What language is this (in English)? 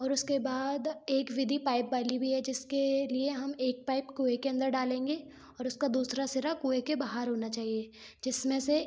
Hindi